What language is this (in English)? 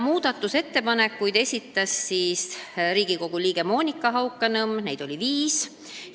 Estonian